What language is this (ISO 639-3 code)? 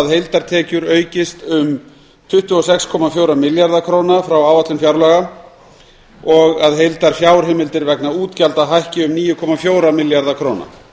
isl